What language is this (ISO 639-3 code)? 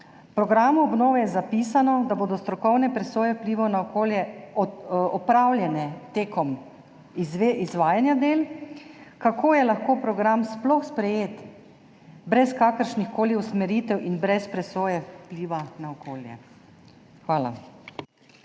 slv